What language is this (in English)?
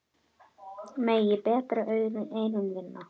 Icelandic